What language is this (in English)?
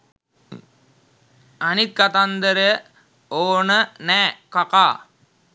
Sinhala